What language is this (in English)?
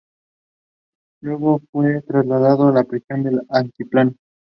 Spanish